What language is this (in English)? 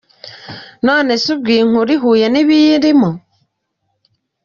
Kinyarwanda